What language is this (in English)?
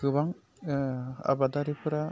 Bodo